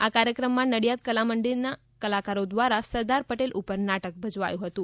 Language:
Gujarati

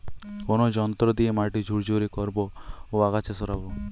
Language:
Bangla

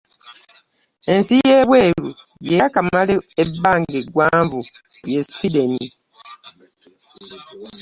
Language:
Ganda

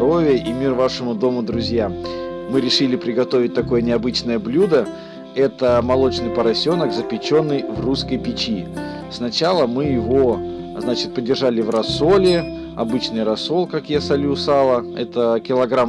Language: Russian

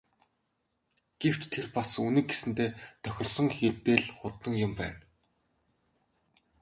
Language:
Mongolian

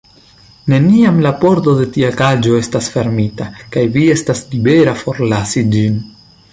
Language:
Esperanto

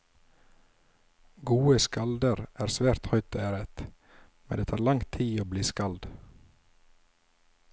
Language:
Norwegian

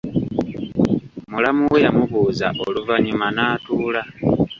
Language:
Ganda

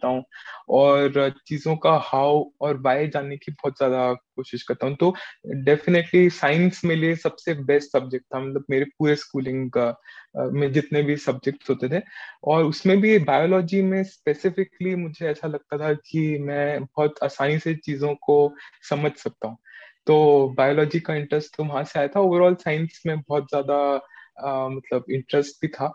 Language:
Hindi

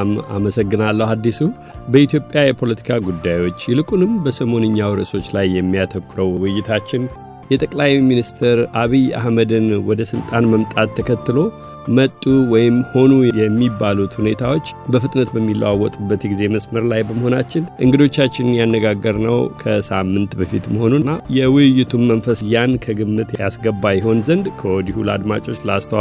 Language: Amharic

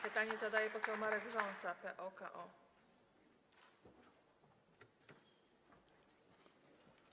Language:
Polish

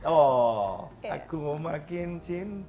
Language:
Indonesian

